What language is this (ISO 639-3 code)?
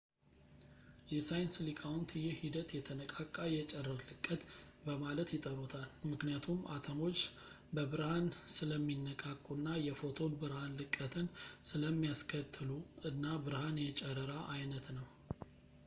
amh